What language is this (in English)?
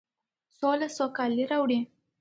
Pashto